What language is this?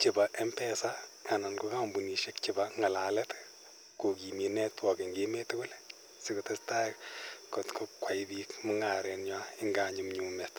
Kalenjin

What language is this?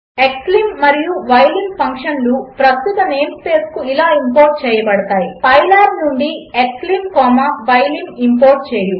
Telugu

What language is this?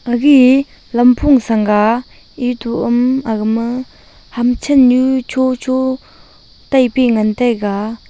Wancho Naga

